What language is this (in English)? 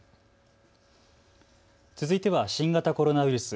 Japanese